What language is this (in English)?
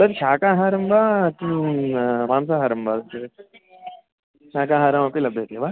Sanskrit